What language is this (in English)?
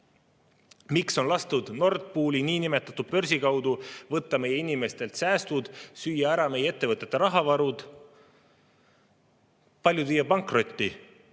Estonian